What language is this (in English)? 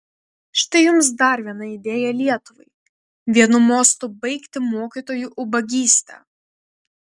Lithuanian